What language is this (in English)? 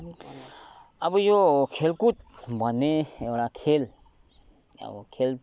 Nepali